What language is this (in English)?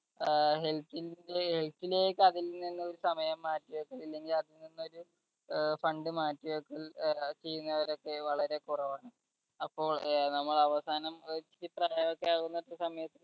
Malayalam